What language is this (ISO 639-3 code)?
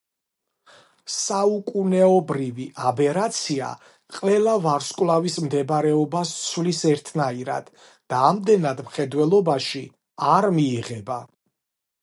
kat